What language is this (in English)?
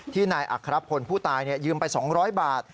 Thai